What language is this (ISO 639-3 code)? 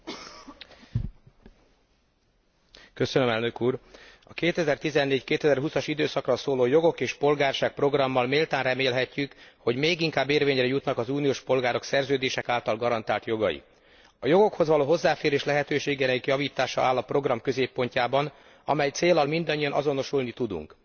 hun